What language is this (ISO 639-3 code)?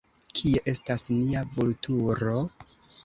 epo